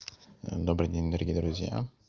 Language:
Russian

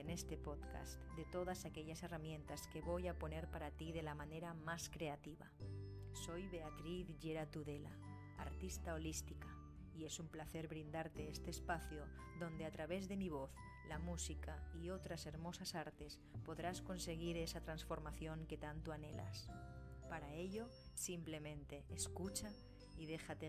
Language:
Spanish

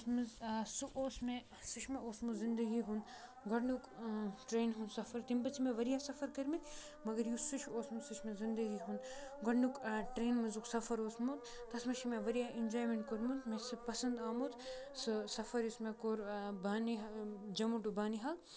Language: Kashmiri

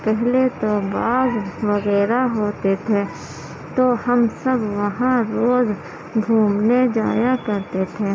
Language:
Urdu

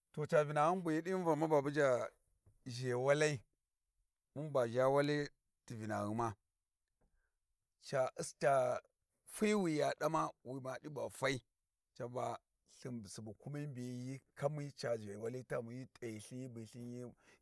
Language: Warji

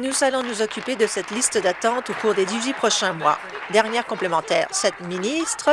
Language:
French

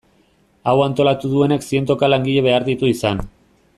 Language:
Basque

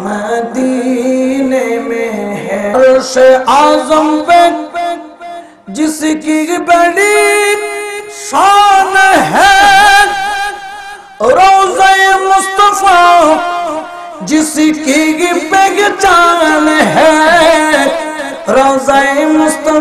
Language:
Romanian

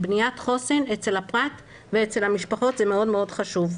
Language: Hebrew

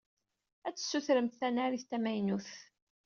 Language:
Kabyle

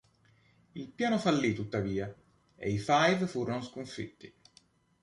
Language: Italian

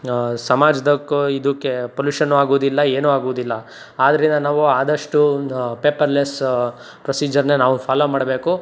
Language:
Kannada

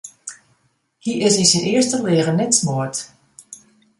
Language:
Western Frisian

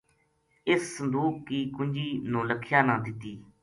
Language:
Gujari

